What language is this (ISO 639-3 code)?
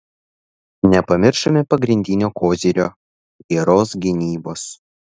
lit